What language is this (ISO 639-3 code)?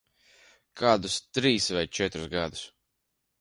lav